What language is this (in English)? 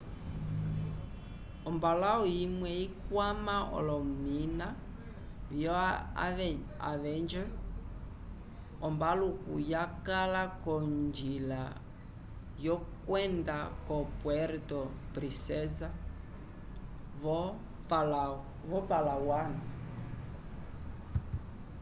Umbundu